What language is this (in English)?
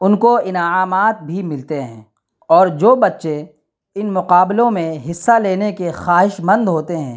Urdu